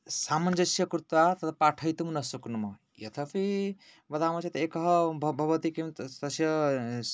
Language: Sanskrit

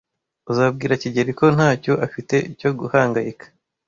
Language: Kinyarwanda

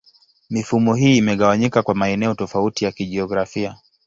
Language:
Swahili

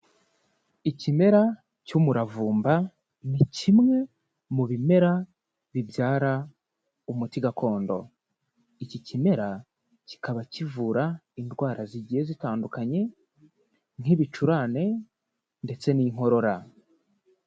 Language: Kinyarwanda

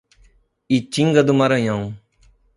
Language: Portuguese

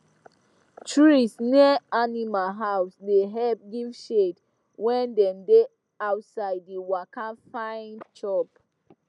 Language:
Nigerian Pidgin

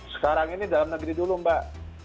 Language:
Indonesian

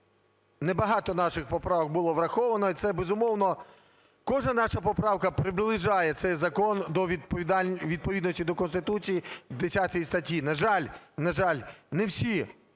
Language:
Ukrainian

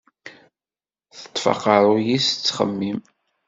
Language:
Kabyle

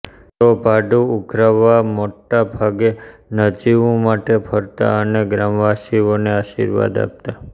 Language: Gujarati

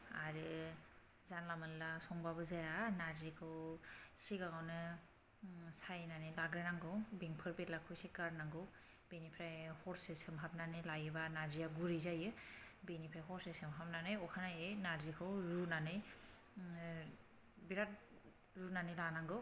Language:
Bodo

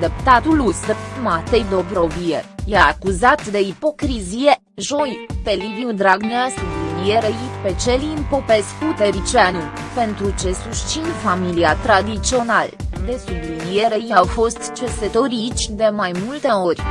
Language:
Romanian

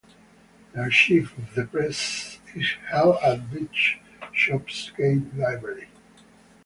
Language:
English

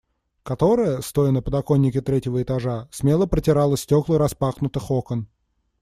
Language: Russian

